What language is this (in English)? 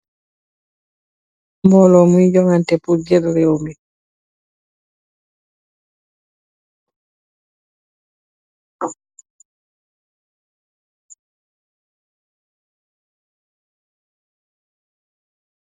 Wolof